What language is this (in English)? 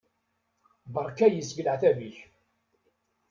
Kabyle